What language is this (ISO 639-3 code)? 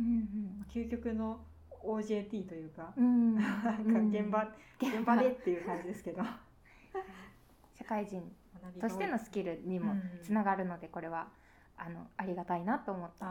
jpn